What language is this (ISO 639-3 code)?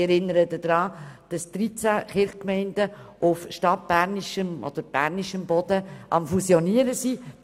gsw